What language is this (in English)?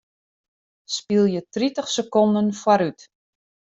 Western Frisian